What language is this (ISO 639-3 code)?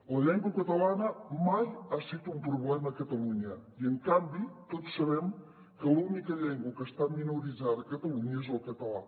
cat